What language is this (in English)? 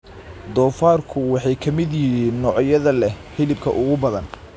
Somali